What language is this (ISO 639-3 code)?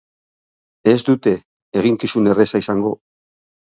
eus